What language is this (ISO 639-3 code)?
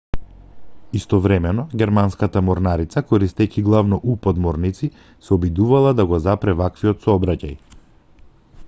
mkd